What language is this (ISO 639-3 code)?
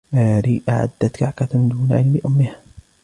ara